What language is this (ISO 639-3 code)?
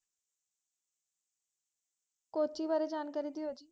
pan